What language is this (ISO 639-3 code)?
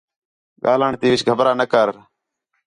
xhe